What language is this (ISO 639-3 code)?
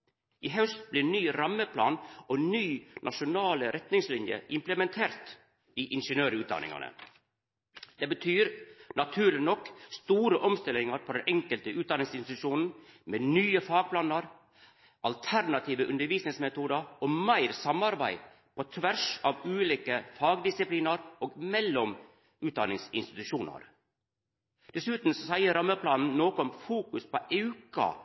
nno